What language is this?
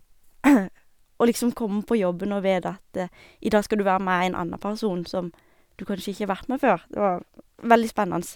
Norwegian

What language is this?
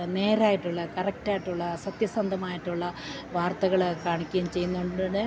Malayalam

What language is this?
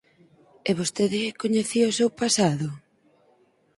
Galician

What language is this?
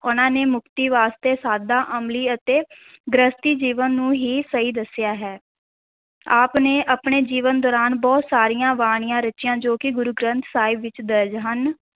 Punjabi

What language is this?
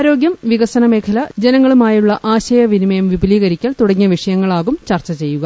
Malayalam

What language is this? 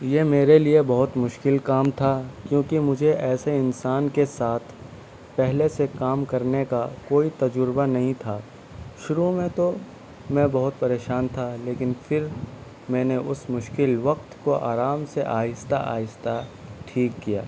Urdu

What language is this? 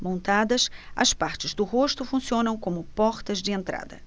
Portuguese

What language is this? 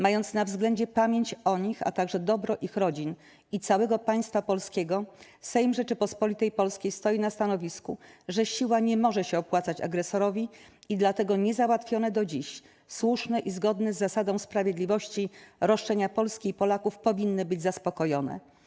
Polish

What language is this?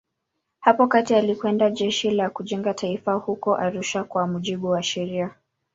Swahili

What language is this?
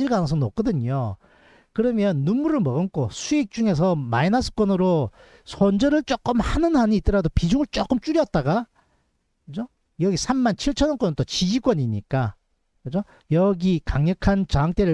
Korean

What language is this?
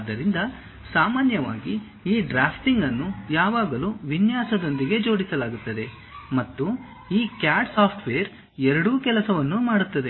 Kannada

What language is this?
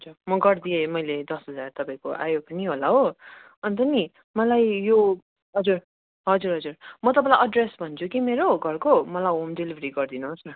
Nepali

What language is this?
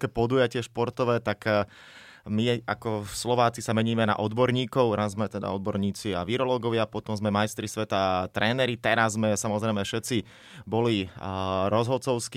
Slovak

